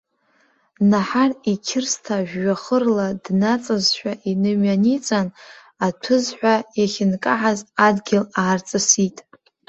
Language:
Abkhazian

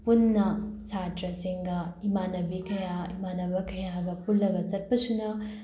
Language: Manipuri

